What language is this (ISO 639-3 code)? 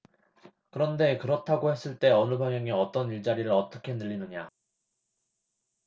kor